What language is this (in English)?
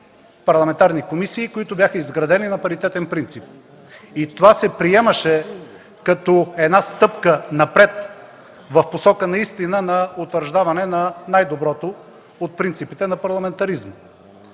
Bulgarian